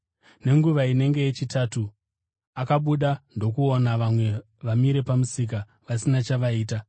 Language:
Shona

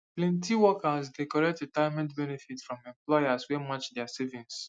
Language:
Nigerian Pidgin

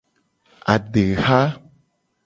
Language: Gen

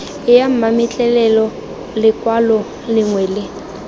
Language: Tswana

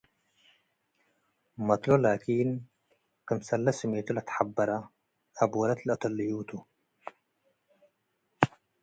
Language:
Tigre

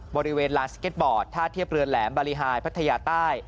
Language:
Thai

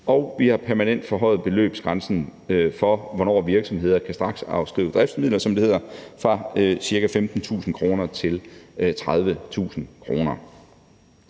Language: Danish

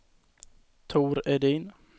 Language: Swedish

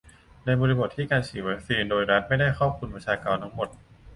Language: Thai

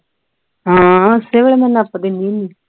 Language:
Punjabi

